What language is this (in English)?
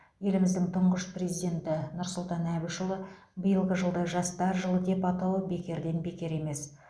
Kazakh